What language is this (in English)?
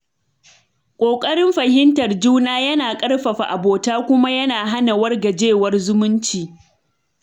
Hausa